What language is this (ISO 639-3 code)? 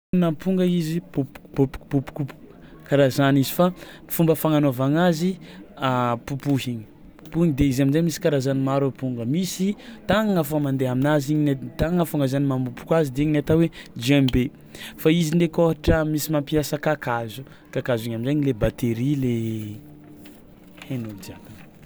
xmw